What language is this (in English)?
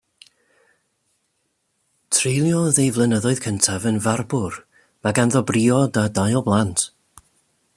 Welsh